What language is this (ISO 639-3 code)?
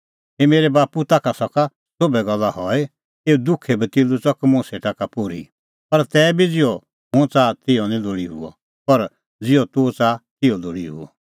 kfx